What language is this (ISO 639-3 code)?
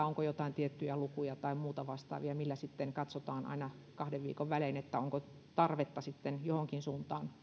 fin